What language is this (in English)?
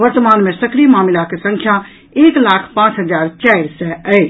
Maithili